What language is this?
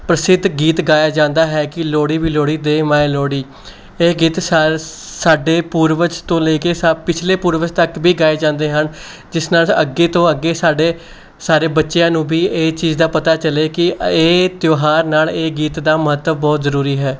Punjabi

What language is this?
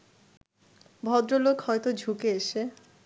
Bangla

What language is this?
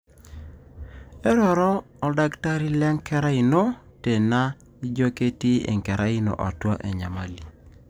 Masai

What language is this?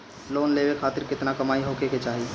Bhojpuri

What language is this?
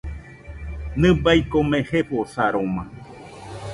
Nüpode Huitoto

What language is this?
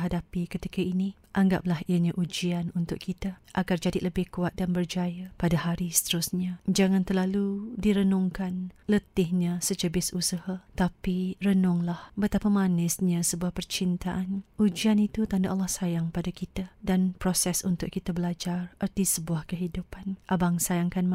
Malay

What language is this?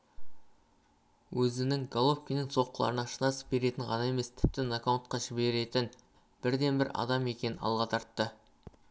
Kazakh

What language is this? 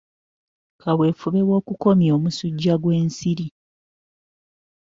Ganda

